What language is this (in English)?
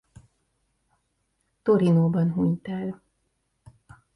Hungarian